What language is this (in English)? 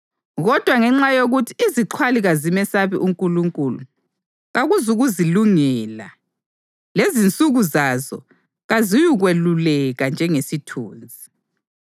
North Ndebele